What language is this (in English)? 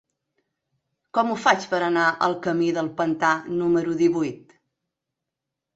Catalan